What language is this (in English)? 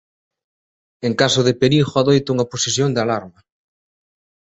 Galician